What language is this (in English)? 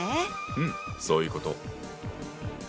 Japanese